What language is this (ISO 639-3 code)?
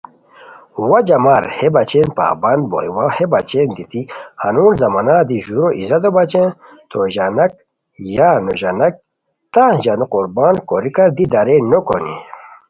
khw